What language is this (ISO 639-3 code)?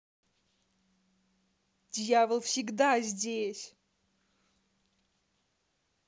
rus